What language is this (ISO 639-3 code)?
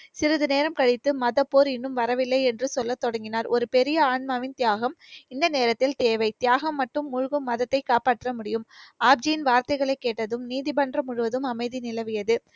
tam